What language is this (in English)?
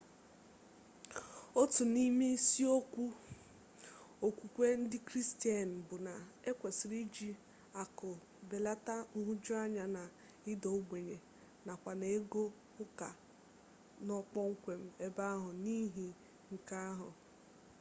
Igbo